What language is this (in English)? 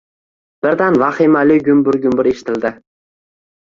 Uzbek